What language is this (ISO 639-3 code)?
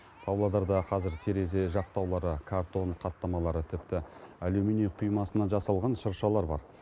kaz